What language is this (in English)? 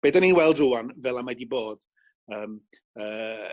Welsh